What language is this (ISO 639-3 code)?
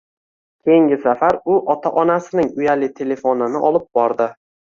uzb